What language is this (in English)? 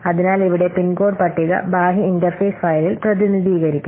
Malayalam